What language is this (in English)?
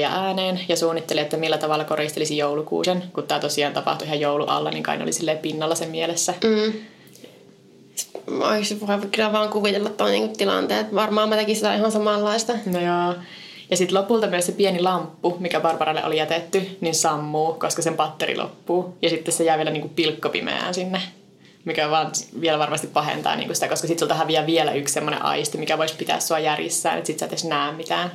Finnish